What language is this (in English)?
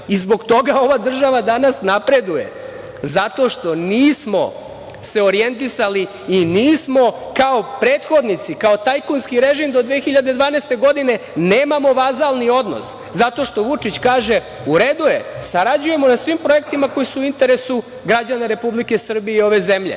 Serbian